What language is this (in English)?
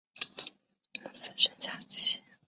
Chinese